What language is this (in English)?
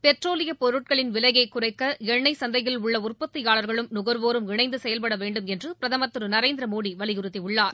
Tamil